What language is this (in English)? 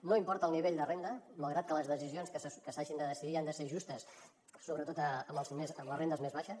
Catalan